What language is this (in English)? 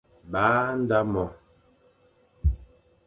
Fang